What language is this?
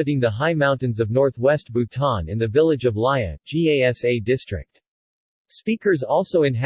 English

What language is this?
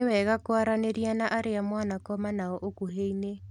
Kikuyu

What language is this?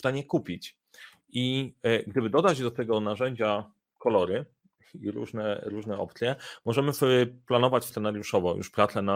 Polish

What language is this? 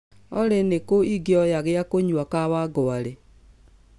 Kikuyu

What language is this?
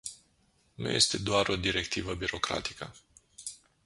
Romanian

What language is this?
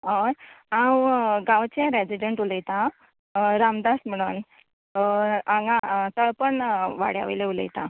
Konkani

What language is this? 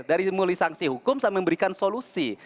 Indonesian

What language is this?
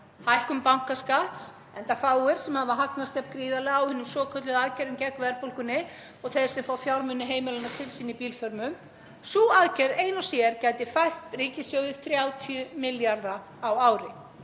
Icelandic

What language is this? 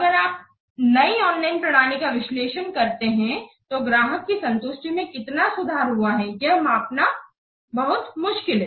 Hindi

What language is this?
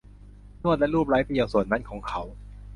Thai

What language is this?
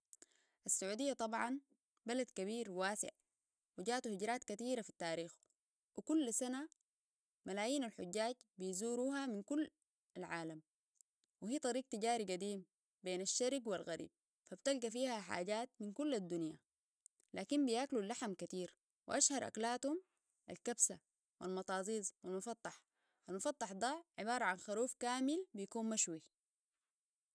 Sudanese Arabic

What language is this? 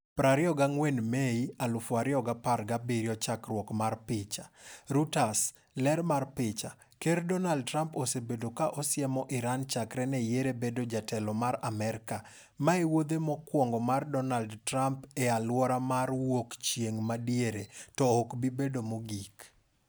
Luo (Kenya and Tanzania)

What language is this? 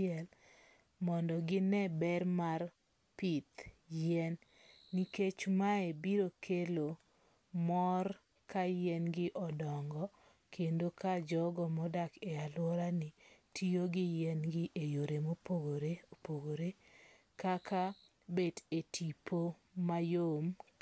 Luo (Kenya and Tanzania)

